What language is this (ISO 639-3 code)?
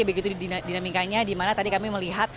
ind